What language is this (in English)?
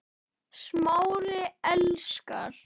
Icelandic